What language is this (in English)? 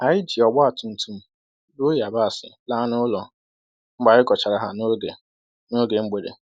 Igbo